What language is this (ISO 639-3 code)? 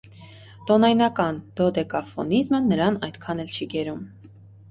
hye